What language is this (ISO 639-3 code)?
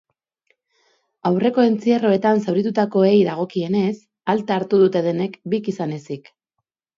eus